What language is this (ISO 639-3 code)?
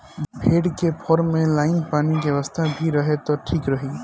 bho